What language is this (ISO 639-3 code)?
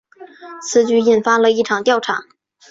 zho